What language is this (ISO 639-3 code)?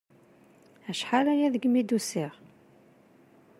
kab